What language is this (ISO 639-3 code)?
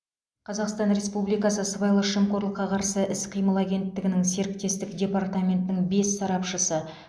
kaz